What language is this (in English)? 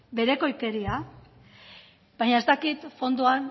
Basque